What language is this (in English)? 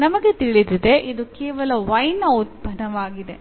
Kannada